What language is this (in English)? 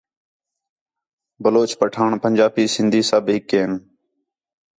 Khetrani